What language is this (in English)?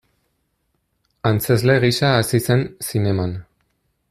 Basque